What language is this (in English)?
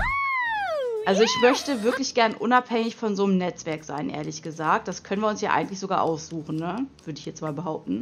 German